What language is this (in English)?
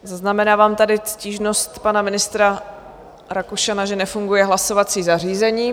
Czech